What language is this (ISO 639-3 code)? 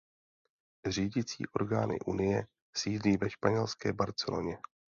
ces